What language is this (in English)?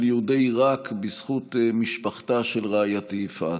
Hebrew